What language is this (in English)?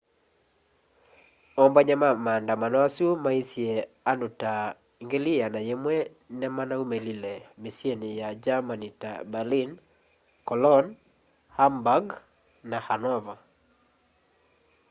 Kamba